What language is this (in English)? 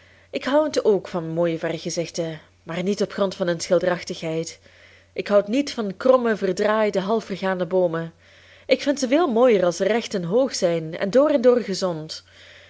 Dutch